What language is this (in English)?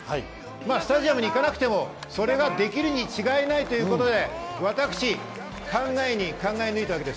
Japanese